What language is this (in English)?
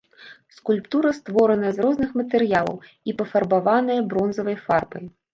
Belarusian